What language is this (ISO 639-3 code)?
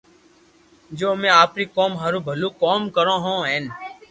lrk